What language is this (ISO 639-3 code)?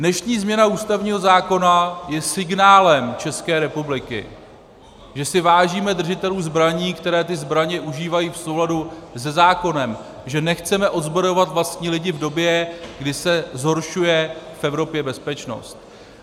ces